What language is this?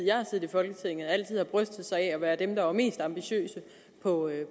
Danish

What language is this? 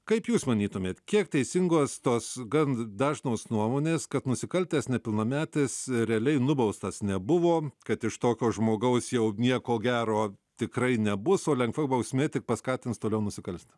Lithuanian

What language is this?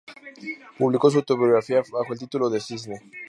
Spanish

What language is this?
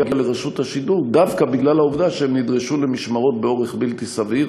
Hebrew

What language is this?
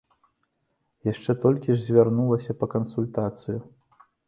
Belarusian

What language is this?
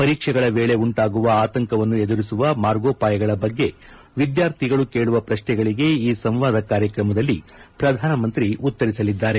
Kannada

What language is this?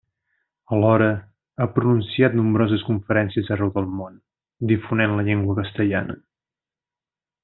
Catalan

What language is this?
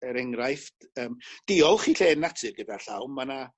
Welsh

